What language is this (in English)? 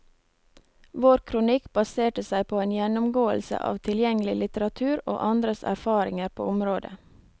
Norwegian